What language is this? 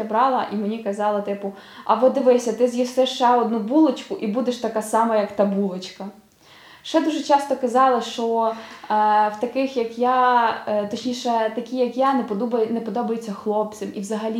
Ukrainian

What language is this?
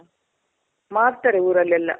Kannada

